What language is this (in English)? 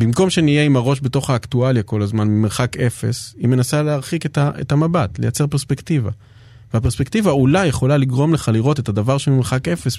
Hebrew